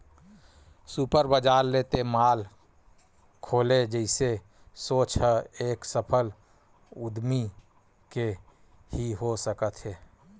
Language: Chhattisgarhi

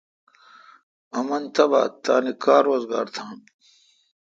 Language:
Kalkoti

